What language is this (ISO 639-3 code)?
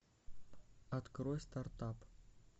rus